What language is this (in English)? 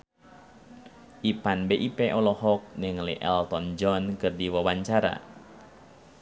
Sundanese